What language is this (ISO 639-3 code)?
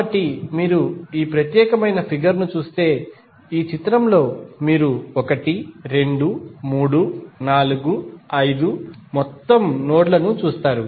tel